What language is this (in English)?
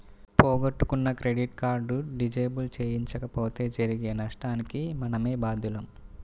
Telugu